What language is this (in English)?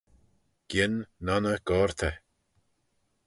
Manx